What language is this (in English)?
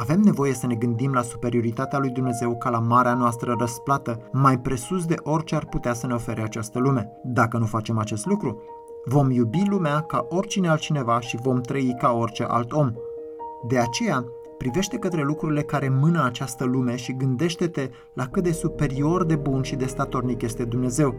Romanian